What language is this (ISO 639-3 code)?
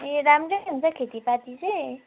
nep